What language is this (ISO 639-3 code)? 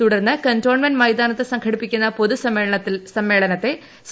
mal